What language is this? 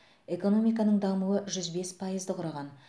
Kazakh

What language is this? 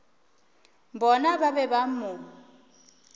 Northern Sotho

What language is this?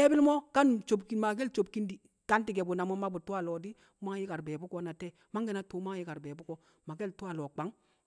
Kamo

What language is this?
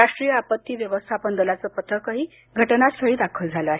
Marathi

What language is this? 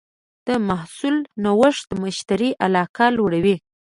Pashto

